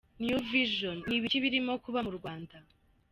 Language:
Kinyarwanda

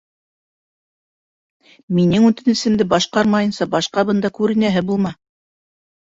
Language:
Bashkir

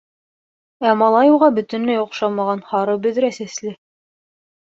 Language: Bashkir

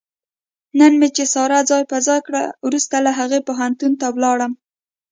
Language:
Pashto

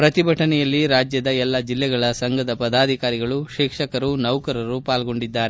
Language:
Kannada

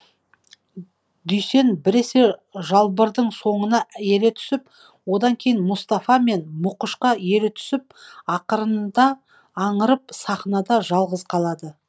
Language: Kazakh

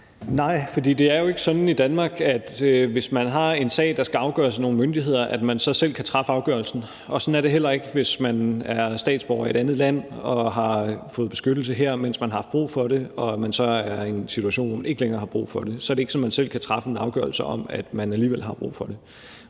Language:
Danish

